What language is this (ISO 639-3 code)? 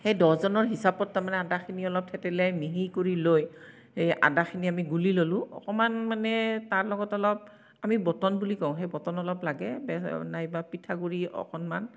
asm